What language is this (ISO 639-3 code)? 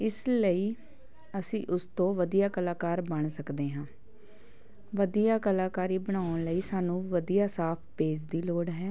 pan